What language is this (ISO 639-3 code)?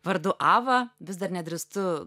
lit